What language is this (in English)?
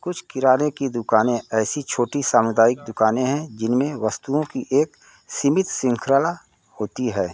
Hindi